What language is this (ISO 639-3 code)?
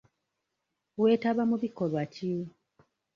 lug